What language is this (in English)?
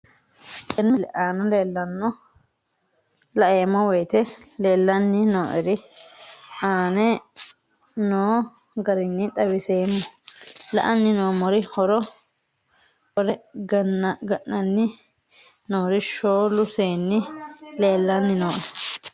Sidamo